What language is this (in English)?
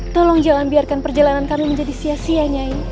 Indonesian